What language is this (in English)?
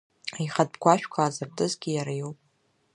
Abkhazian